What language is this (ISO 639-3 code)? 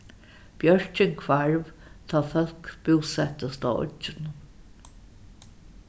fao